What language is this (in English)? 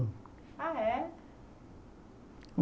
Portuguese